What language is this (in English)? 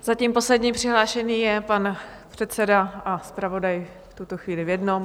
Czech